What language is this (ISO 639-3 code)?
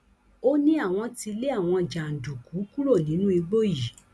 yor